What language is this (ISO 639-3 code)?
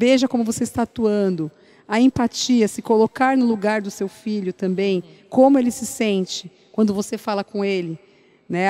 por